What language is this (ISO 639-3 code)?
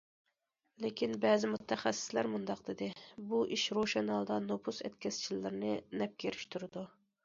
uig